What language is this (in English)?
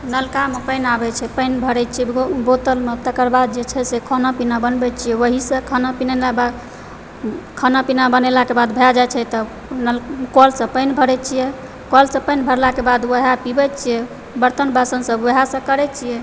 Maithili